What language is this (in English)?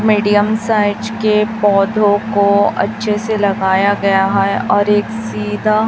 Hindi